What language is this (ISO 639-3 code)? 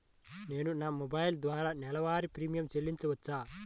tel